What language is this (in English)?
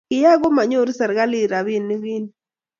Kalenjin